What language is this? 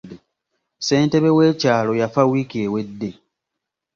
Ganda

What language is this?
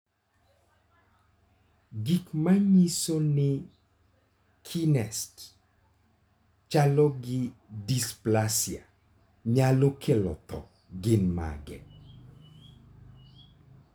Luo (Kenya and Tanzania)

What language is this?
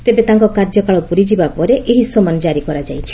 Odia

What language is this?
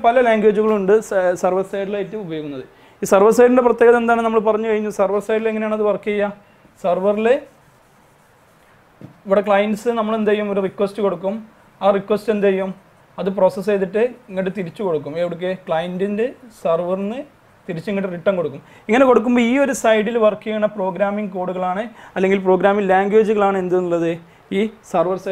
Malayalam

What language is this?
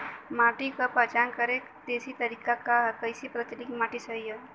Bhojpuri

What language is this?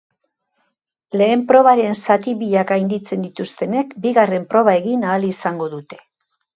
Basque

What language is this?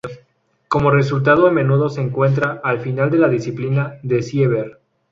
Spanish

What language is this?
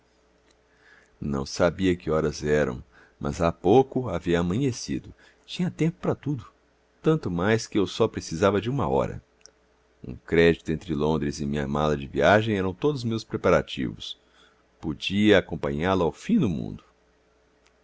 Portuguese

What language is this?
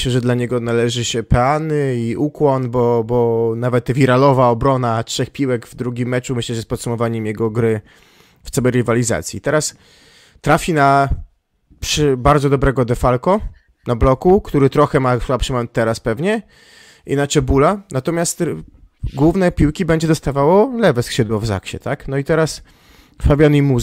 Polish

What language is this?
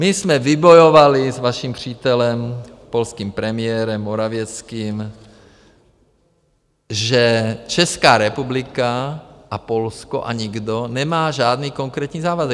Czech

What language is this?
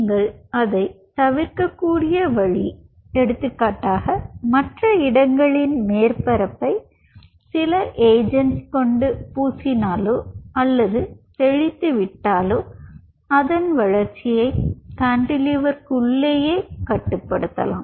Tamil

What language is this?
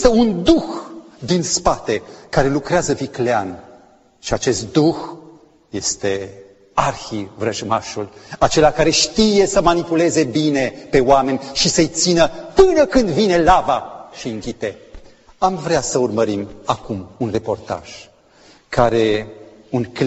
Romanian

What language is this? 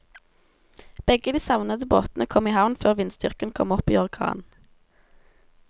Norwegian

